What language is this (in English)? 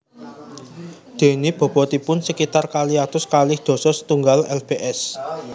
Javanese